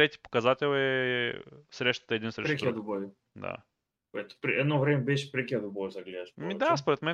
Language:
Bulgarian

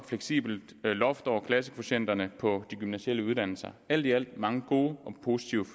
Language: Danish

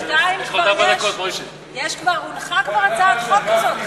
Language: Hebrew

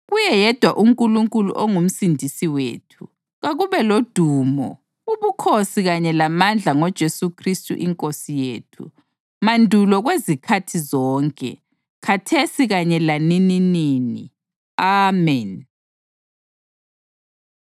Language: North Ndebele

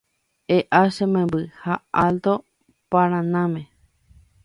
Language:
Guarani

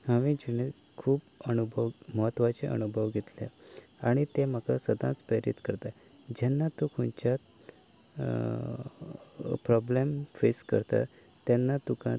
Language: Konkani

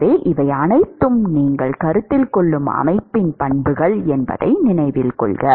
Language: Tamil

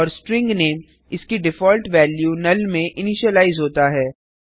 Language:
Hindi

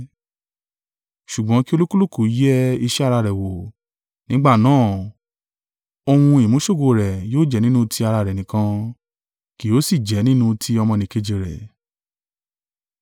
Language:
Yoruba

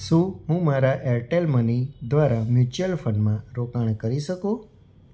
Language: Gujarati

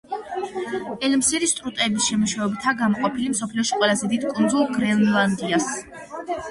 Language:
Georgian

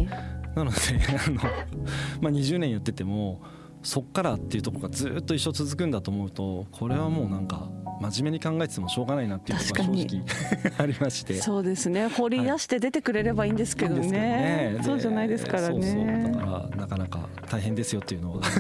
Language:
Japanese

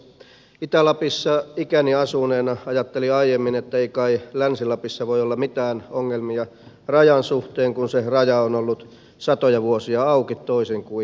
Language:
Finnish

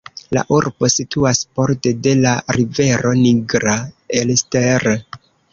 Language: Esperanto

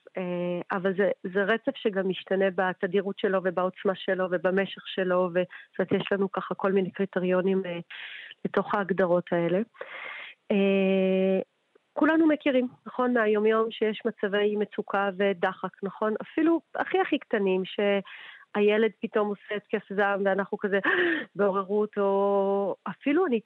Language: Hebrew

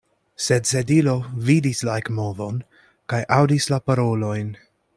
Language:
Esperanto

